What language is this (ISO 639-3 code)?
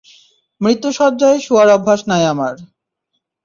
ben